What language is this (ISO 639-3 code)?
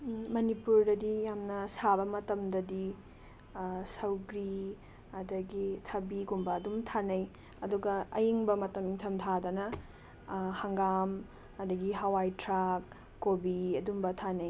mni